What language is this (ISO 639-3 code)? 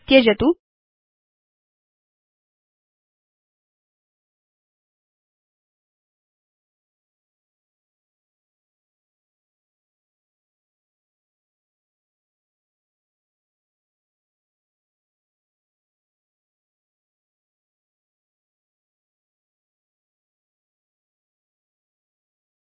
san